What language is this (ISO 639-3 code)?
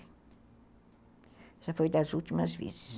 por